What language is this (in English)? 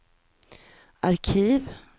Swedish